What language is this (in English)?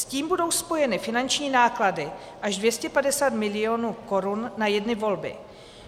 Czech